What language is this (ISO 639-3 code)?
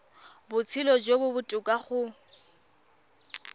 tsn